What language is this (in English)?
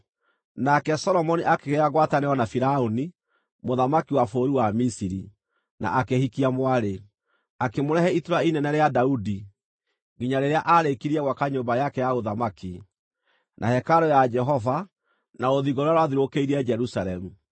Kikuyu